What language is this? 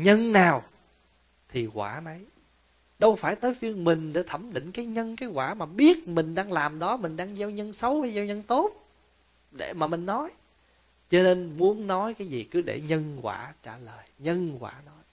Vietnamese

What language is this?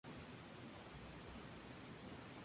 Spanish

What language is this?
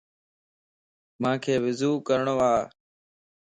Lasi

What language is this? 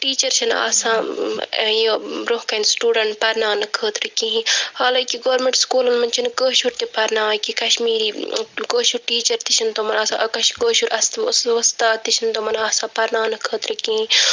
Kashmiri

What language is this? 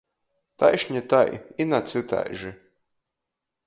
Latgalian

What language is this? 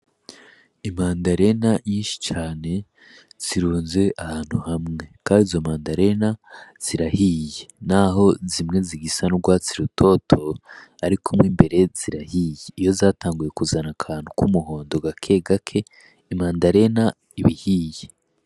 Rundi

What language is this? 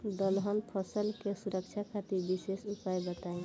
Bhojpuri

